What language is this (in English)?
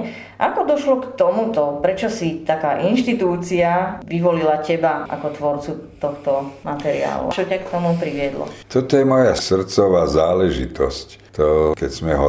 Slovak